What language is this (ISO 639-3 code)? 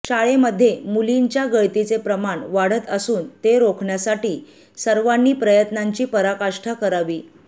mar